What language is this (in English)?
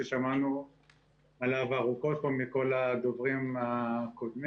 Hebrew